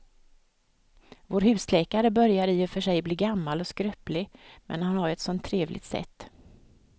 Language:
Swedish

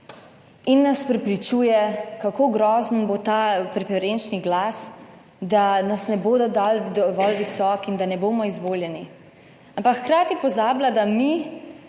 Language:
Slovenian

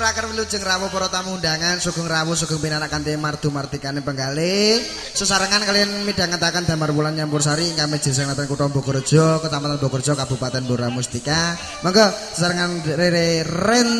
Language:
Indonesian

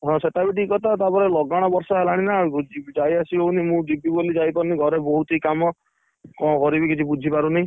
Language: Odia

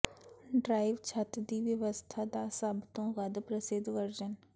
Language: Punjabi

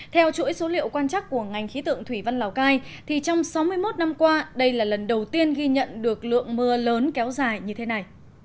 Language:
Vietnamese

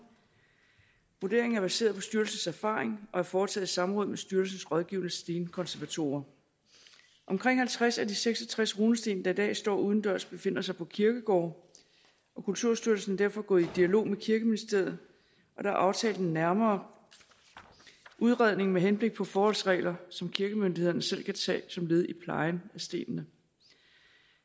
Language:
Danish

